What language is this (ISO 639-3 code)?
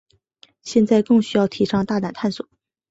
zho